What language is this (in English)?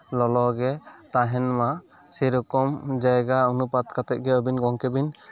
Santali